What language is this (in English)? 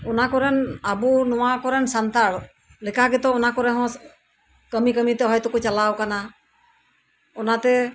Santali